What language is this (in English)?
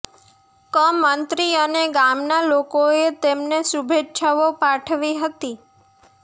Gujarati